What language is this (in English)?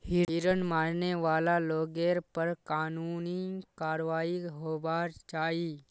Magahi